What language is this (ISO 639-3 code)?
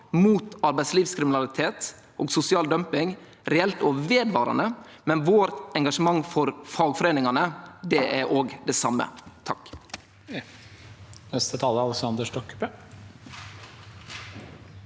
nor